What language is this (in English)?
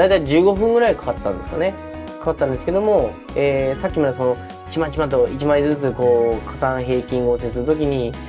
Japanese